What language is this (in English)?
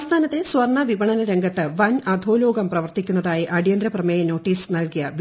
Malayalam